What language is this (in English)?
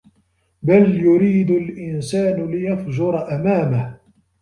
Arabic